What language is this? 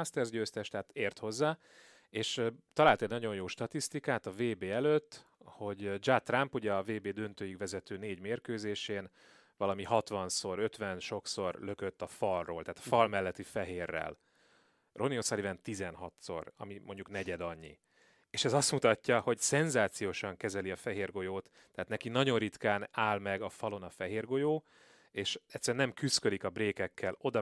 Hungarian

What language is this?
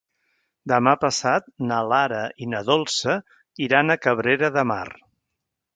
Catalan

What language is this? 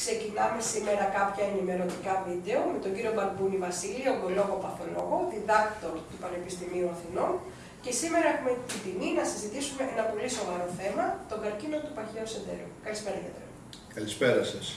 Greek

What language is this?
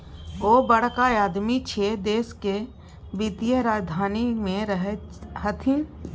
Maithili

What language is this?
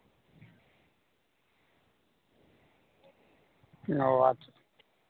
Santali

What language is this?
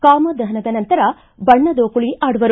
Kannada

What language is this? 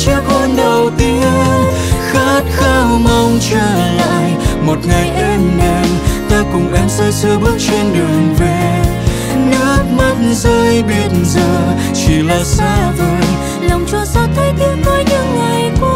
Vietnamese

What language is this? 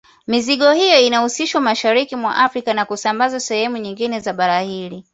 Swahili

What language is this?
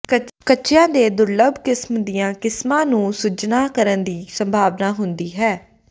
Punjabi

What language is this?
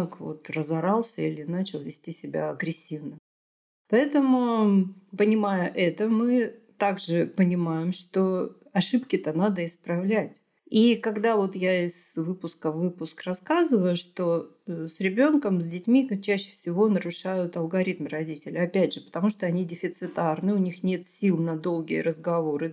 Russian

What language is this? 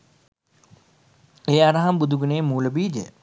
Sinhala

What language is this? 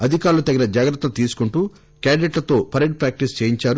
Telugu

